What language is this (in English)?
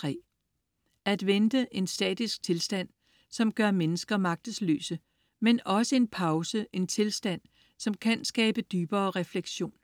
Danish